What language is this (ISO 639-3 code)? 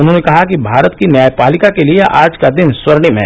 hin